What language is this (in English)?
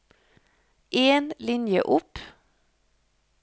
Norwegian